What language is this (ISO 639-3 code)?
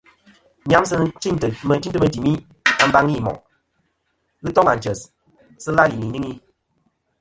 bkm